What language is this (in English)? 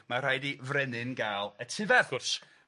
Welsh